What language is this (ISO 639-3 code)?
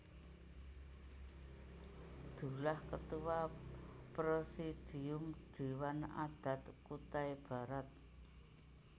jav